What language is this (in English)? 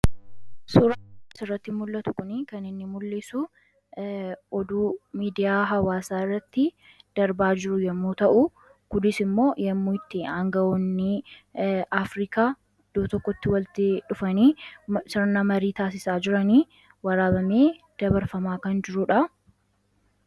Oromo